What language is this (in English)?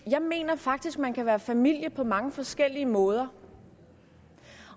Danish